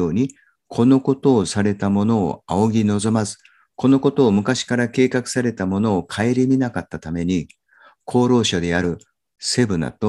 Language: Japanese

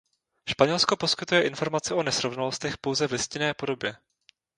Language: Czech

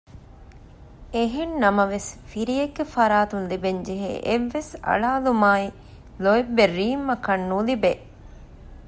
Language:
Divehi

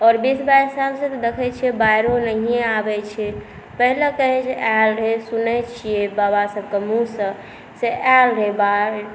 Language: Maithili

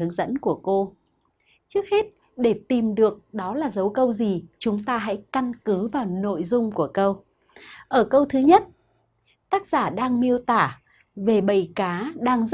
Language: Vietnamese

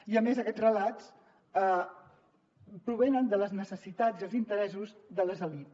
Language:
Catalan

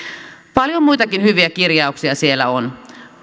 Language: Finnish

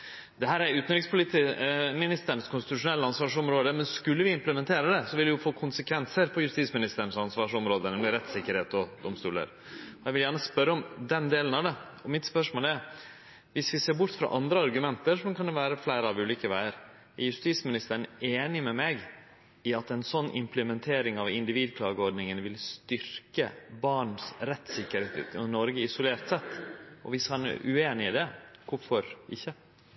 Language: Norwegian Nynorsk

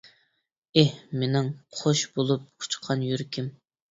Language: Uyghur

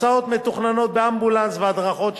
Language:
Hebrew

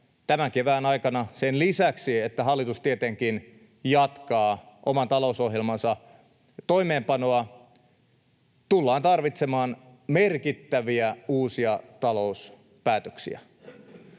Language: Finnish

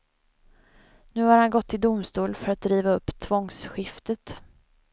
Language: Swedish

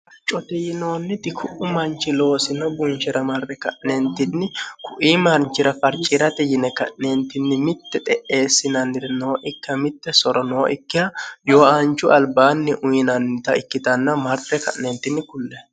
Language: Sidamo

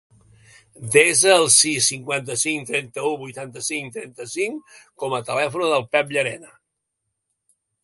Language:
Catalan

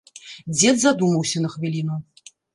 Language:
Belarusian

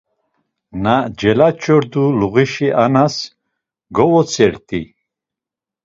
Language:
Laz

